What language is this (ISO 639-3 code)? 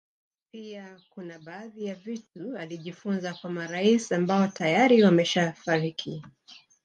swa